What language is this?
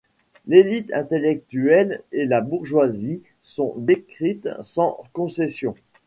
French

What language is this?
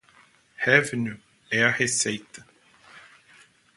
Portuguese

